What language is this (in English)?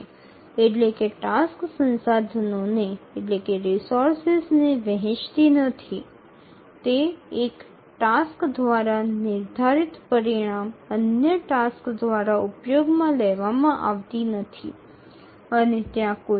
Gujarati